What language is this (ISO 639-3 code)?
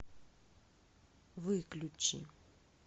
rus